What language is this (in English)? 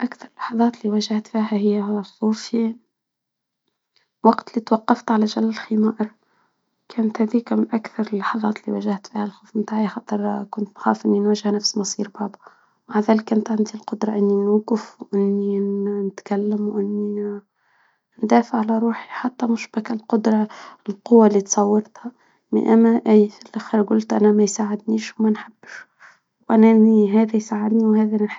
Tunisian Arabic